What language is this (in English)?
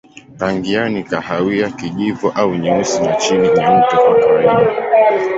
Swahili